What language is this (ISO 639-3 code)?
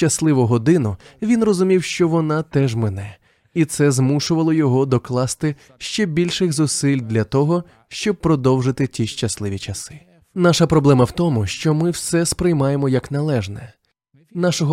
ukr